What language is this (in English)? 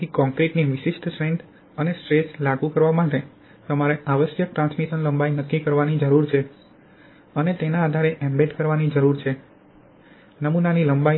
Gujarati